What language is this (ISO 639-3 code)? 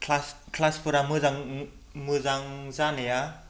brx